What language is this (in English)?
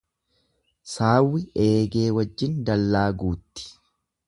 Oromo